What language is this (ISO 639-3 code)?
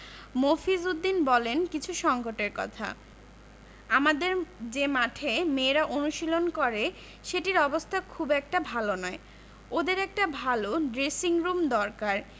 ben